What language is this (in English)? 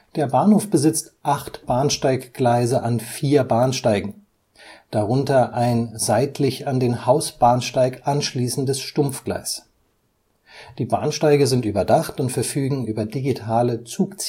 German